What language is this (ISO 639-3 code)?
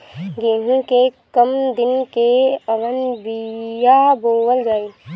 bho